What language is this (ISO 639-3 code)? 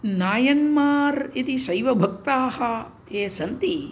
san